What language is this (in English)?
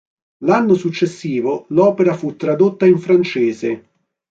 Italian